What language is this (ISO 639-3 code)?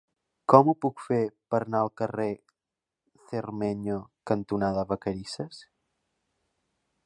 cat